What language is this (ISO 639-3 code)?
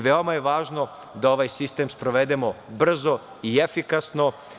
srp